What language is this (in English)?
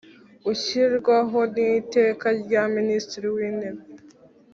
Kinyarwanda